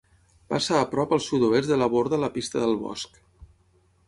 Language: Catalan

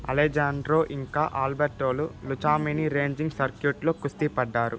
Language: Telugu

